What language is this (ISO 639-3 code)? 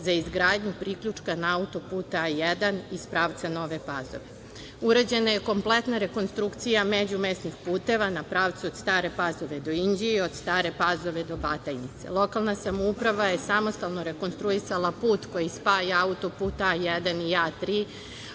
srp